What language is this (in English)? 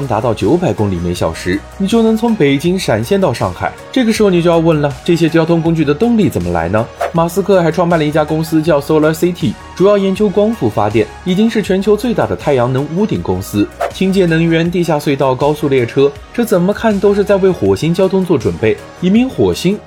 Chinese